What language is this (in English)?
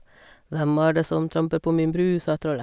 Norwegian